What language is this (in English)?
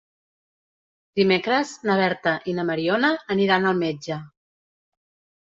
Catalan